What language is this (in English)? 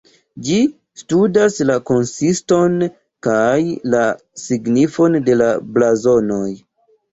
Esperanto